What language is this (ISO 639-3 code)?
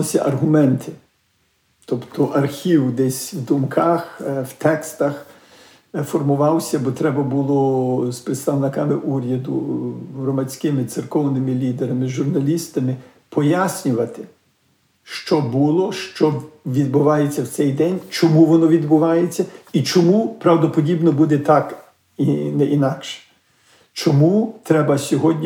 ukr